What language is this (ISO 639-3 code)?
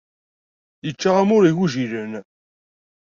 kab